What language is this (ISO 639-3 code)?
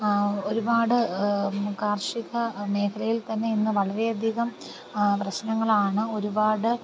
mal